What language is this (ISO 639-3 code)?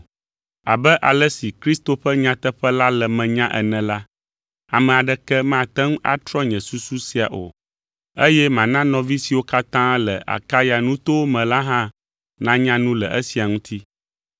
ewe